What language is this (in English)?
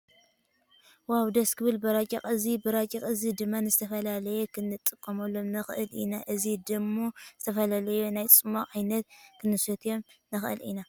Tigrinya